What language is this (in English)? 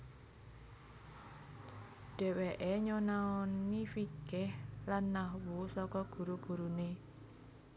Javanese